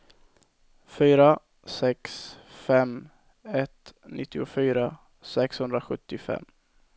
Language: Swedish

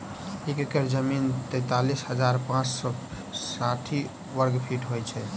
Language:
Maithili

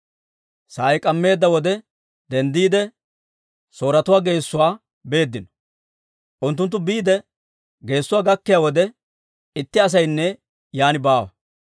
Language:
Dawro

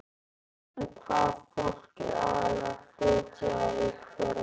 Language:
Icelandic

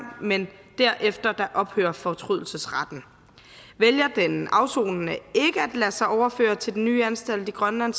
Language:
Danish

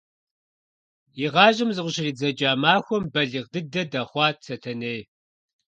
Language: Kabardian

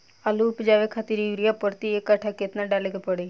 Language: Bhojpuri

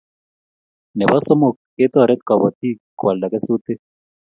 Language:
Kalenjin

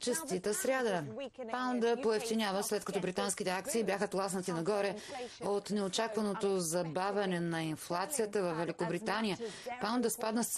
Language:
Bulgarian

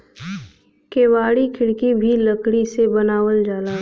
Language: Bhojpuri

